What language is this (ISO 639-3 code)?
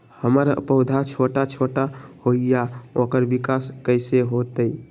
mag